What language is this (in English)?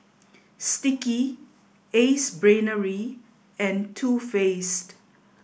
English